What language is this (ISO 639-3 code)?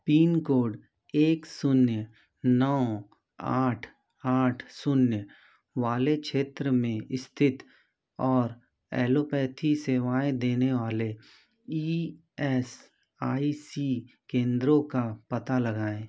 hin